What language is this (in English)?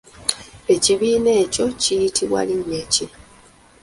Ganda